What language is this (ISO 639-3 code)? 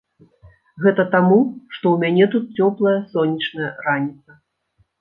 bel